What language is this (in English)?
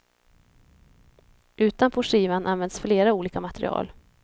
Swedish